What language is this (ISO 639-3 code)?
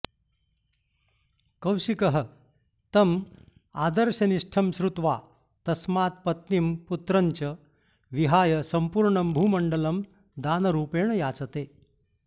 san